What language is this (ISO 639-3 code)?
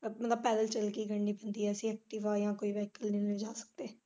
pan